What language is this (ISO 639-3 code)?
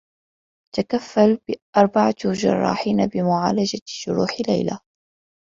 ara